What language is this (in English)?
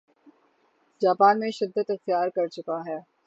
Urdu